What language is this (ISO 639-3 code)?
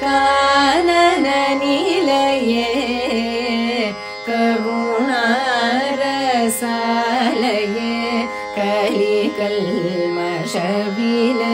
kan